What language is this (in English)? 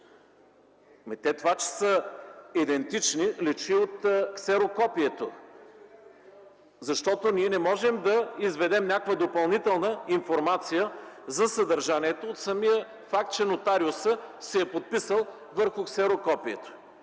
Bulgarian